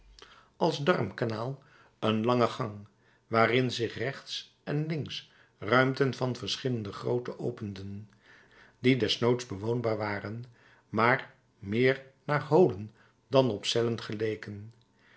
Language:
Dutch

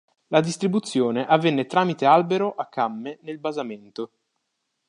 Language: Italian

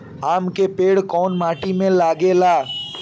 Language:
Bhojpuri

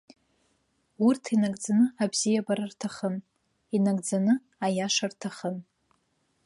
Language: Abkhazian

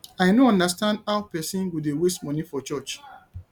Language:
Nigerian Pidgin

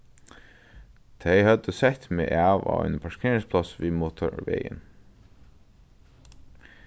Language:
Faroese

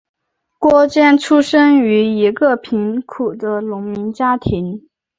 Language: Chinese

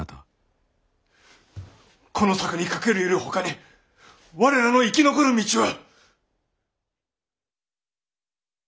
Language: Japanese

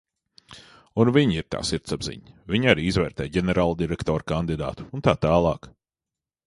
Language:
Latvian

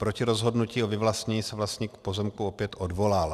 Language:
Czech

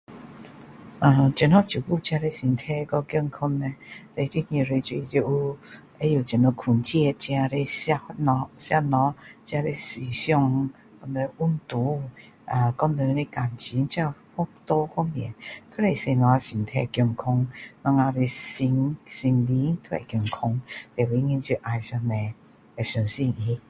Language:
Min Dong Chinese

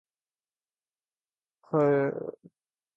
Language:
Urdu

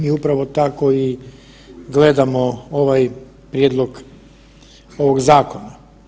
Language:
Croatian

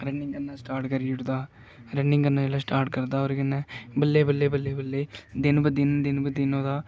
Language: Dogri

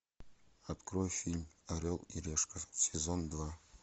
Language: Russian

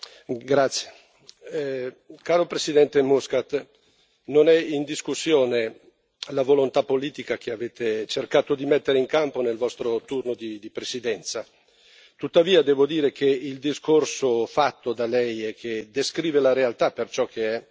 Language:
Italian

